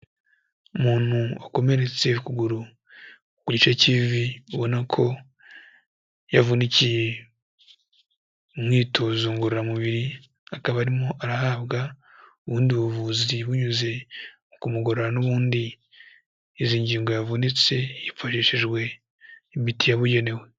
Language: Kinyarwanda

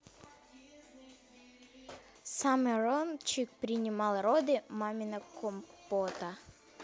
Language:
Russian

